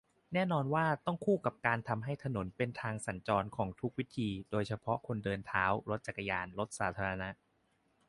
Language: Thai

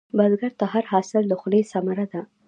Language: Pashto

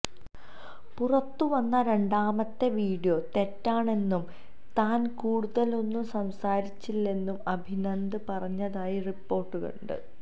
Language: Malayalam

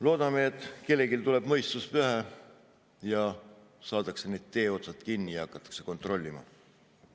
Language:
Estonian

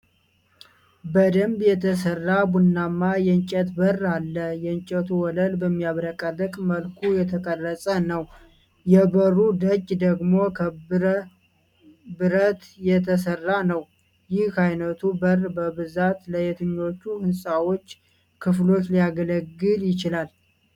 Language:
Amharic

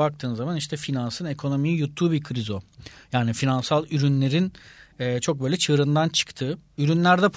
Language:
Turkish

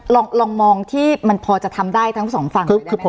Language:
Thai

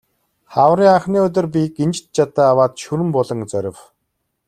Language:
Mongolian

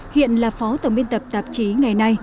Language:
Vietnamese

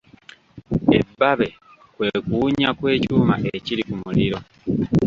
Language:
Ganda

